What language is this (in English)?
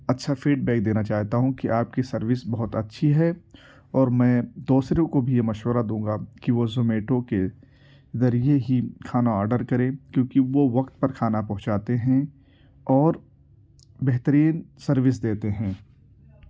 Urdu